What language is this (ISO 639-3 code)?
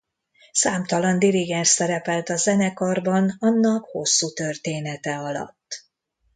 hun